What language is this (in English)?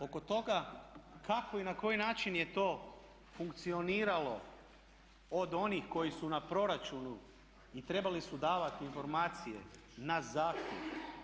Croatian